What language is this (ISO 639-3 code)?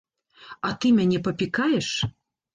bel